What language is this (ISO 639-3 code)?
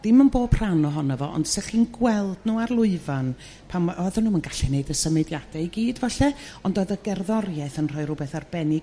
cym